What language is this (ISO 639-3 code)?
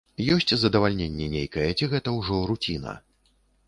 bel